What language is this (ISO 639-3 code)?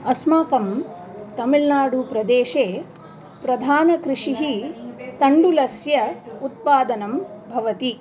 san